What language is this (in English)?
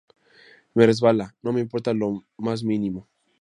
Spanish